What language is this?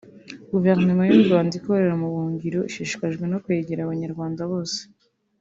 Kinyarwanda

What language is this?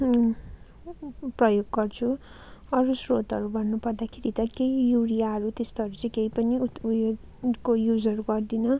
Nepali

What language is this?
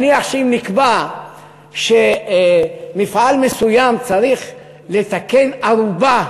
Hebrew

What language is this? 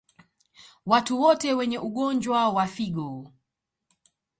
Swahili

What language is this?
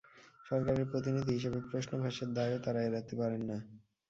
Bangla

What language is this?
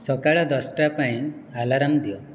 Odia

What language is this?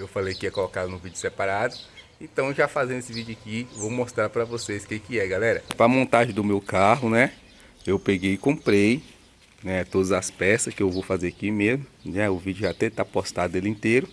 Portuguese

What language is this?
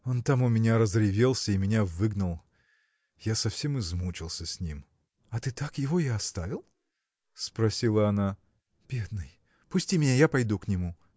Russian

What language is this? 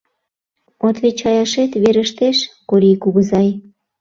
Mari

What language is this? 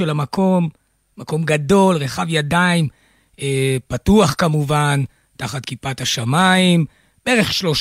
Hebrew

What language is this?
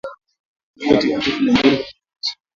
Swahili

